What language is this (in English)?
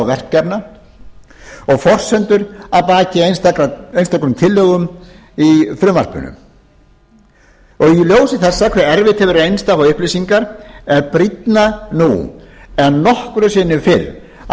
Icelandic